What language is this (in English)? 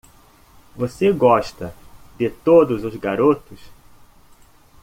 Portuguese